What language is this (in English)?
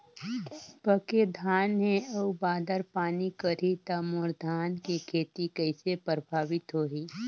Chhattisgarhi